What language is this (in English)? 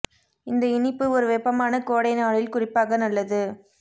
Tamil